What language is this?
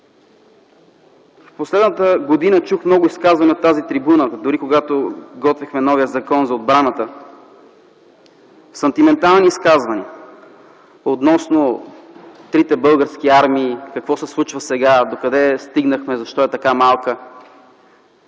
Bulgarian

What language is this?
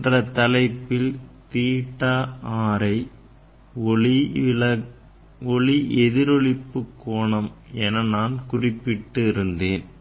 Tamil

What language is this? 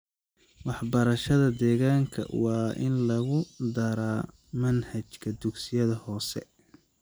Somali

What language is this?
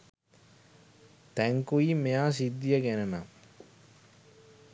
Sinhala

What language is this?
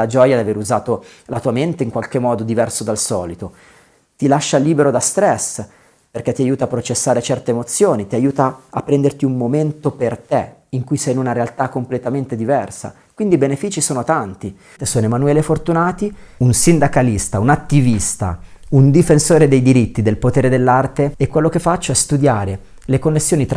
Italian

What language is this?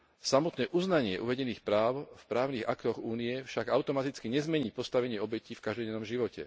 Slovak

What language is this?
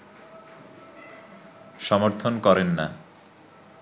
Bangla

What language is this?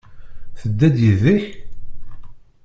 Kabyle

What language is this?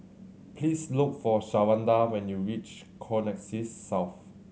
English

